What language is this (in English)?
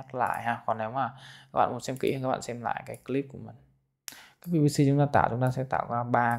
Vietnamese